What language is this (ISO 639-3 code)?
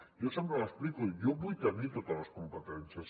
cat